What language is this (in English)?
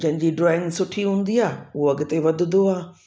Sindhi